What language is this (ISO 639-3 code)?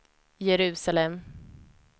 swe